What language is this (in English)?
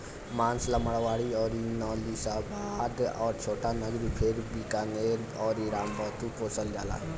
Bhojpuri